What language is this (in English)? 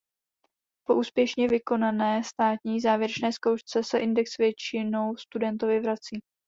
Czech